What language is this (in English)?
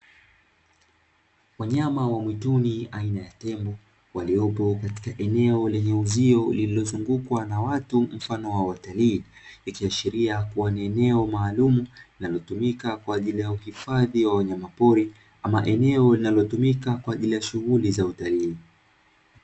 Swahili